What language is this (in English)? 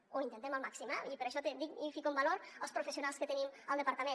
Catalan